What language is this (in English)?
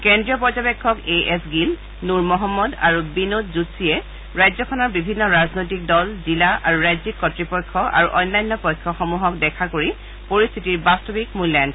Assamese